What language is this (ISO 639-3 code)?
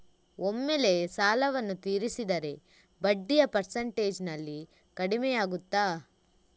kan